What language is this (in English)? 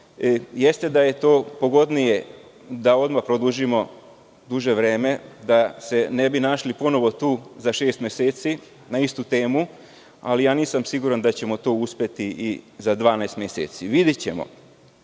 Serbian